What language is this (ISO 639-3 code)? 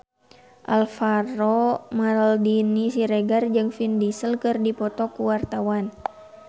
sun